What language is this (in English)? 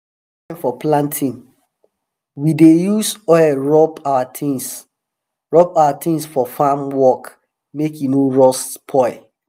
Nigerian Pidgin